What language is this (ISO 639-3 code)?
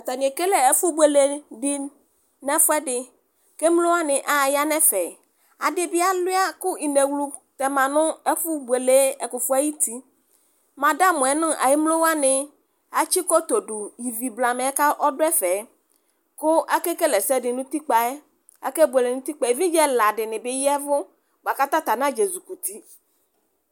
kpo